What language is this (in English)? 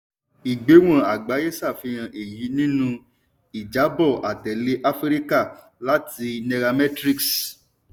Yoruba